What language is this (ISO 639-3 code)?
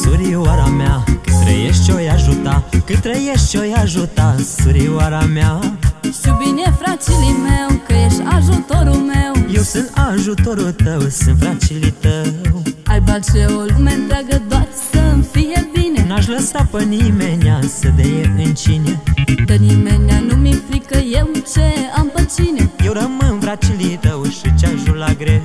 ron